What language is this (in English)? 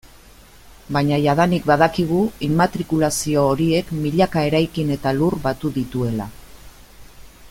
Basque